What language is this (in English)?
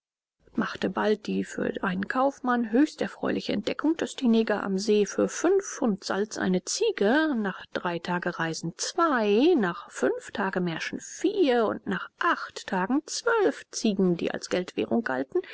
German